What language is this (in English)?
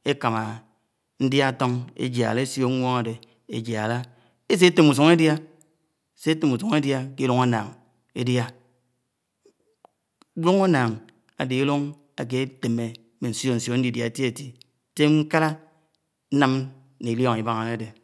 Anaang